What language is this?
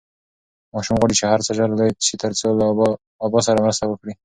Pashto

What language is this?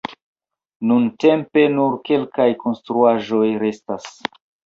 Esperanto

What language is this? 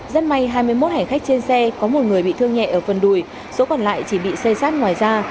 Vietnamese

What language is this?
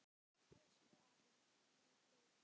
Icelandic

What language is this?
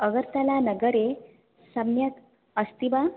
Sanskrit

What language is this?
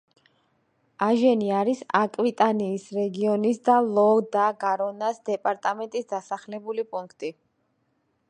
Georgian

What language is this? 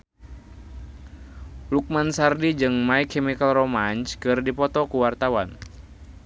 Sundanese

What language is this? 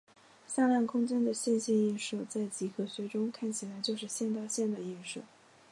Chinese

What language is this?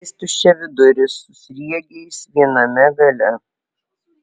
Lithuanian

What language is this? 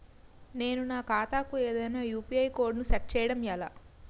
Telugu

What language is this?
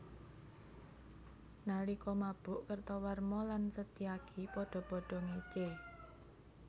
Javanese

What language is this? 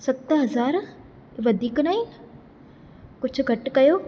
Sindhi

